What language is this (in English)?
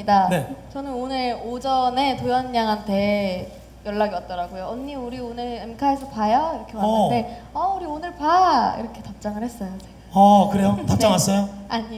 Korean